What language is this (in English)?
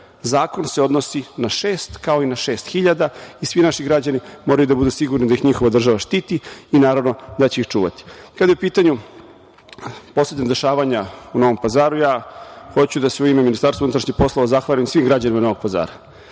Serbian